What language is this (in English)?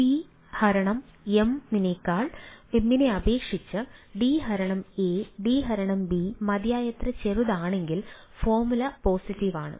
Malayalam